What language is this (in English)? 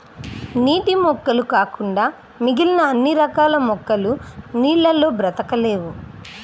Telugu